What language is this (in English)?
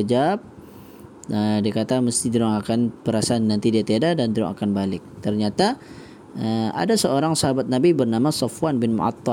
Malay